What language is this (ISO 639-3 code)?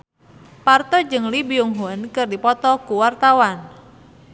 sun